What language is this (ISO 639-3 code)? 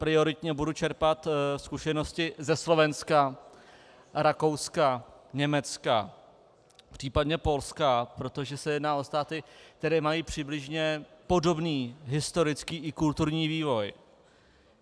ces